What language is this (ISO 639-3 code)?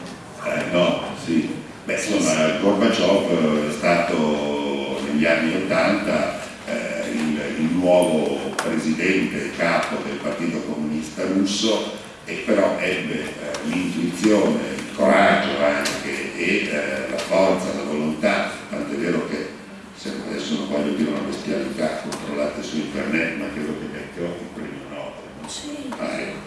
ita